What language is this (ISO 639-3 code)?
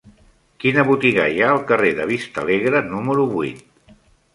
cat